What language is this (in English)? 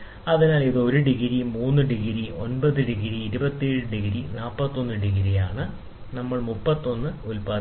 Malayalam